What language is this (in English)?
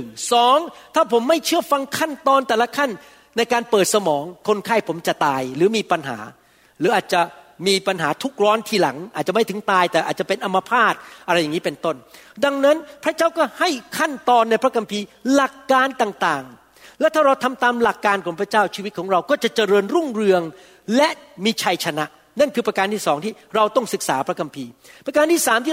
Thai